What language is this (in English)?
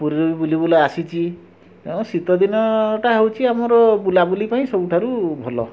Odia